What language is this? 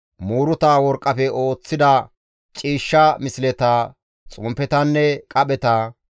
Gamo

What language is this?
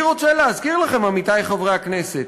Hebrew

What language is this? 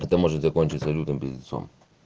Russian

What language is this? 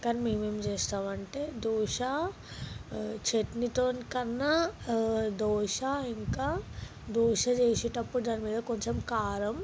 Telugu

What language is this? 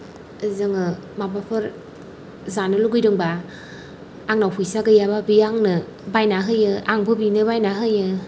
Bodo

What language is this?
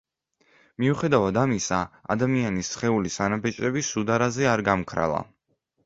Georgian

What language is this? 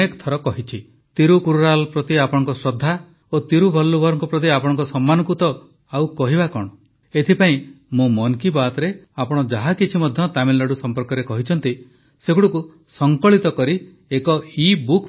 Odia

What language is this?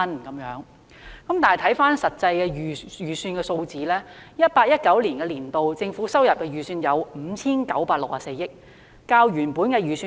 Cantonese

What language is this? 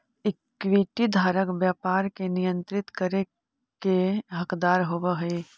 Magahi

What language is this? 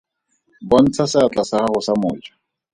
Tswana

